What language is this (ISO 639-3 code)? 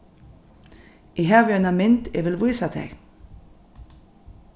fao